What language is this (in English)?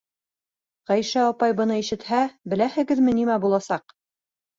Bashkir